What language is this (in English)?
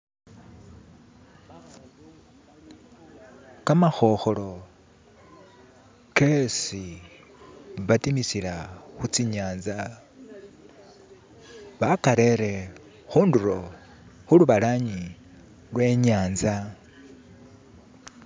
Masaaba